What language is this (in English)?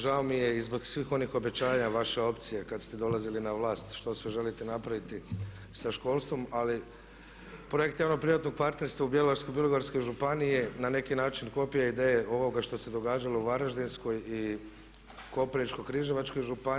Croatian